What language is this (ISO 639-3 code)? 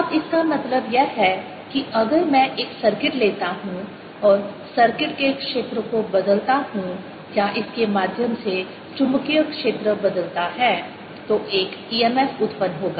hin